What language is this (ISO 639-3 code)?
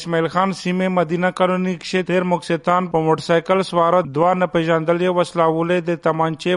urd